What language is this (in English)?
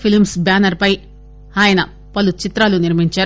Telugu